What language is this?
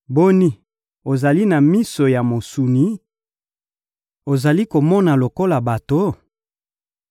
Lingala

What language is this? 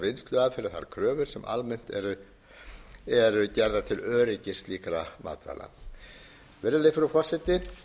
Icelandic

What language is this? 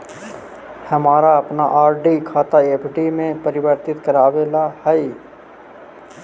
Magahi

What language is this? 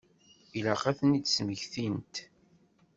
Kabyle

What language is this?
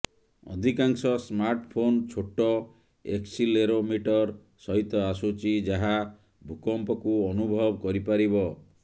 Odia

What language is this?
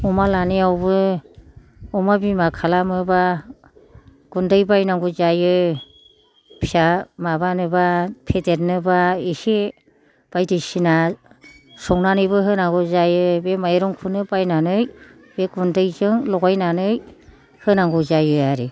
Bodo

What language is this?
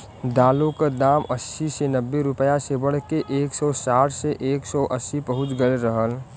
Bhojpuri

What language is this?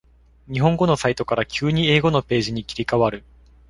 Japanese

